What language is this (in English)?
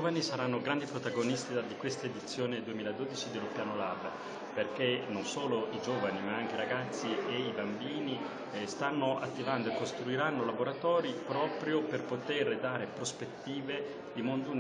Italian